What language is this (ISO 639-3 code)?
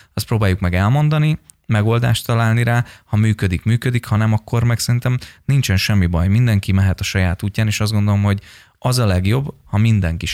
hun